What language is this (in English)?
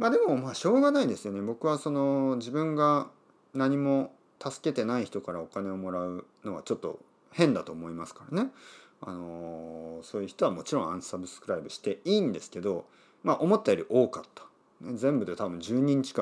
Japanese